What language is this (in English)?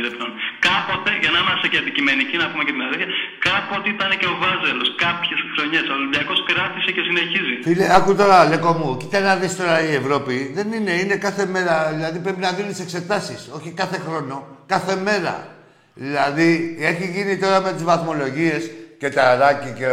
Greek